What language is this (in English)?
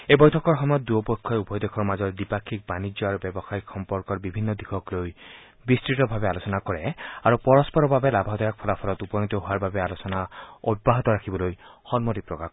Assamese